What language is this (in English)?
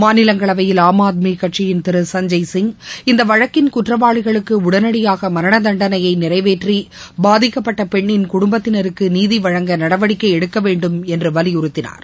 Tamil